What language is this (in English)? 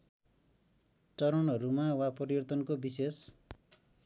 Nepali